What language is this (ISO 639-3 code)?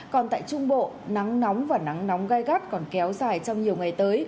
vie